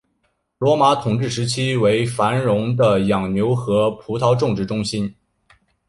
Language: Chinese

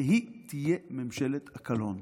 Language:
Hebrew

